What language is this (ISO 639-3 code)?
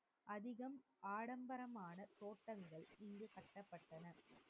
tam